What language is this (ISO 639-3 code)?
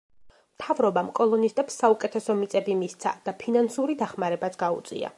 kat